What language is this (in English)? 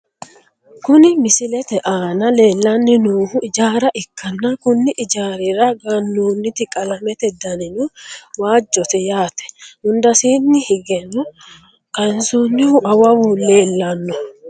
Sidamo